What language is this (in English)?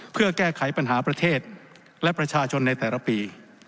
Thai